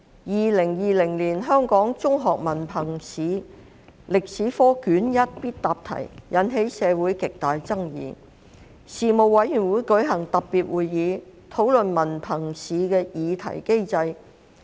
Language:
Cantonese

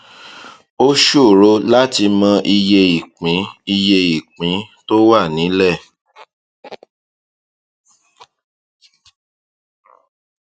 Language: Yoruba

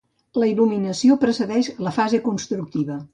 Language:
Catalan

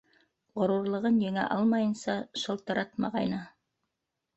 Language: Bashkir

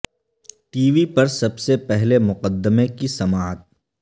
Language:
Urdu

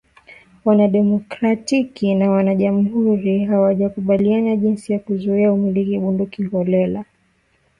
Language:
Swahili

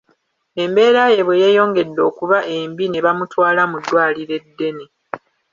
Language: Ganda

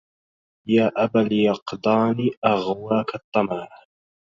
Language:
Arabic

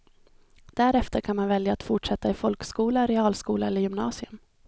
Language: Swedish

